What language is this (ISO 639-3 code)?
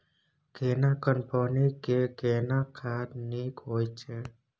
mai